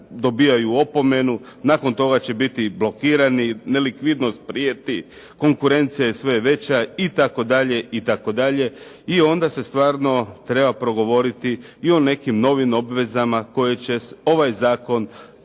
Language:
Croatian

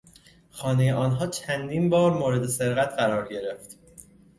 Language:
Persian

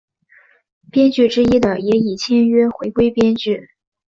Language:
Chinese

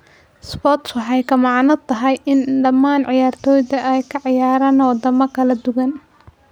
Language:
Somali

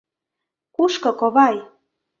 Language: Mari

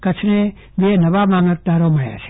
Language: Gujarati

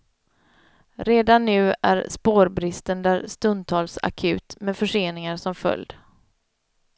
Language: Swedish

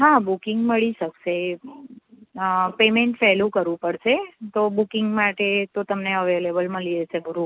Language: Gujarati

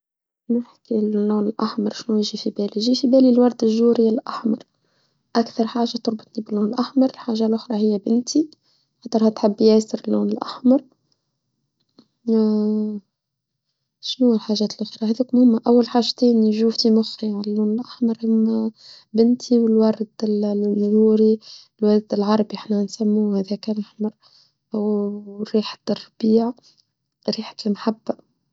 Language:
Tunisian Arabic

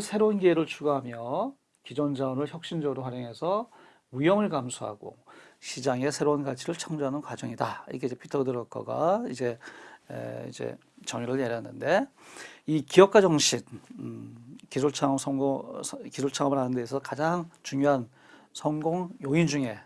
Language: Korean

